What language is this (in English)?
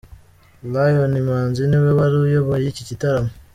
Kinyarwanda